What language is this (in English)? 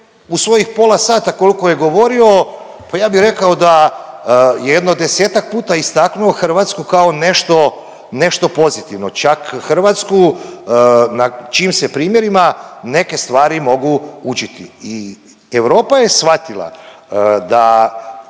Croatian